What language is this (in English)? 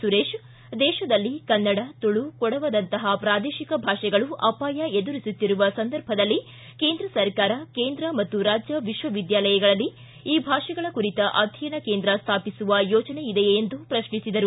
Kannada